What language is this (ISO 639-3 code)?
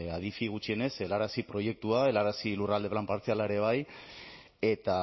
eus